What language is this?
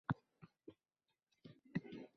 Uzbek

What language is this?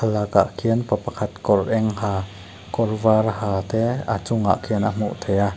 Mizo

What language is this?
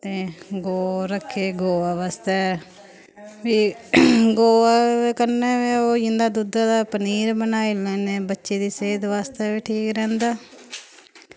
Dogri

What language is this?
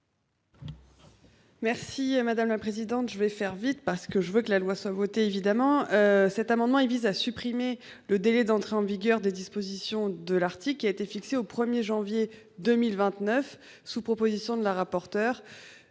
French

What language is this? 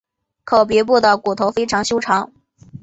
Chinese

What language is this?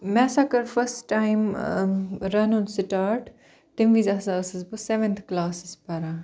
Kashmiri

